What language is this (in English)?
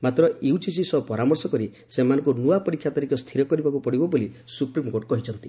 Odia